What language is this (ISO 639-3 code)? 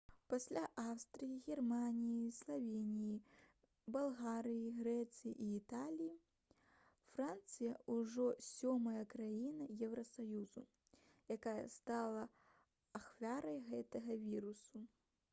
bel